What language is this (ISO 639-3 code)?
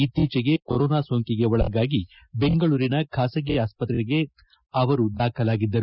kan